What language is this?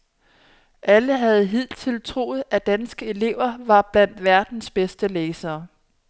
Danish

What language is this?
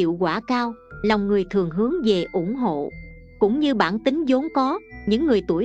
Vietnamese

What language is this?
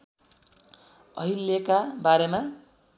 Nepali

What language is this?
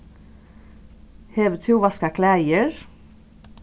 Faroese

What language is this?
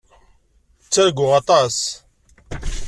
Kabyle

